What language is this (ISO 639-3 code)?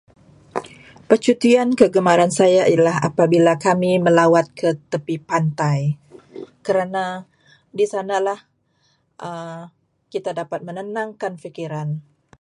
msa